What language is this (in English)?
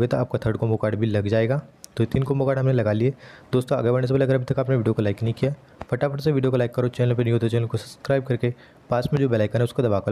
Hindi